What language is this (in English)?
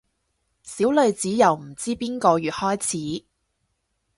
Cantonese